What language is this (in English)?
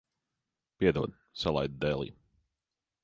Latvian